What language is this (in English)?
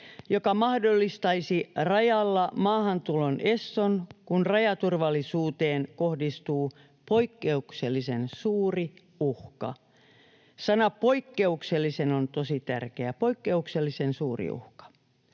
Finnish